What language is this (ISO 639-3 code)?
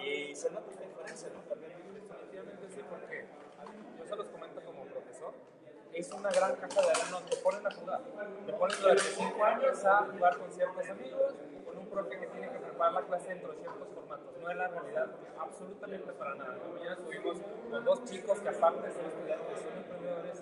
spa